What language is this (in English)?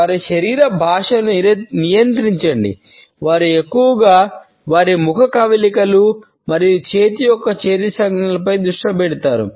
Telugu